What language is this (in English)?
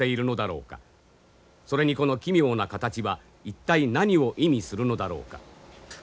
Japanese